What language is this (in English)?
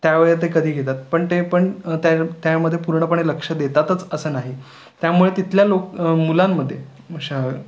Marathi